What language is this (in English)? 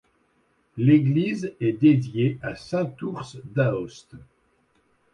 French